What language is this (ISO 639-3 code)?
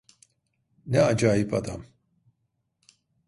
tur